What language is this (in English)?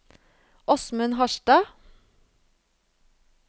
Norwegian